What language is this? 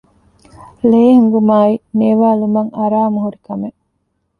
Divehi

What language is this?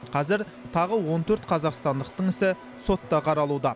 Kazakh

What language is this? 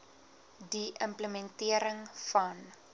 Afrikaans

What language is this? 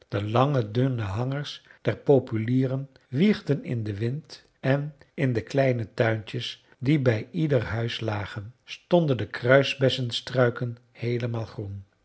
Dutch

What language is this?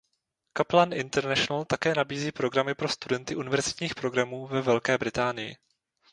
Czech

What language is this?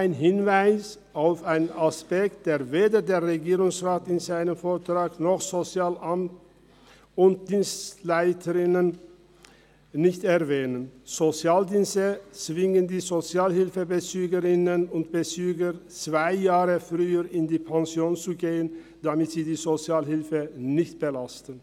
Swiss German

